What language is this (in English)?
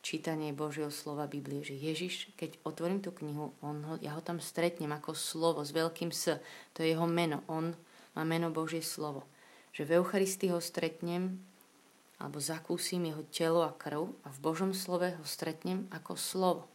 Slovak